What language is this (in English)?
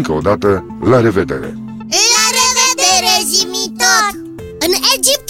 Romanian